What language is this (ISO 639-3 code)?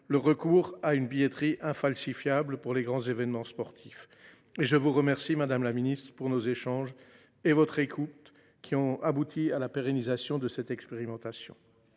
fra